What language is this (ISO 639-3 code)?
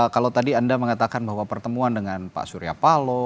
ind